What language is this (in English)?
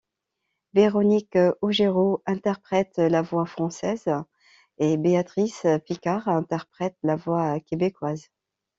French